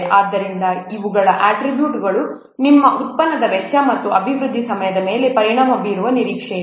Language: Kannada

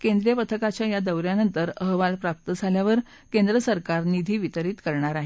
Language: Marathi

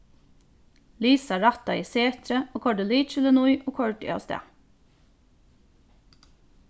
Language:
Faroese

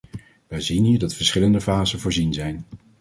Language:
Dutch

